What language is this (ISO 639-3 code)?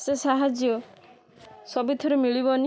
ori